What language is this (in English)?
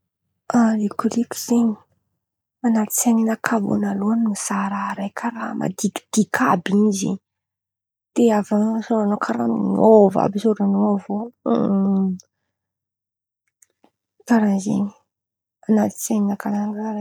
Antankarana Malagasy